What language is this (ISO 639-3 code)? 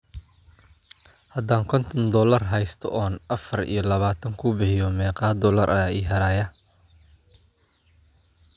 som